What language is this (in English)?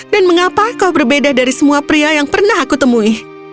Indonesian